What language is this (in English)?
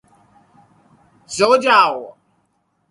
Urdu